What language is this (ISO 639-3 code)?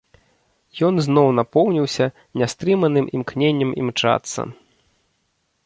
bel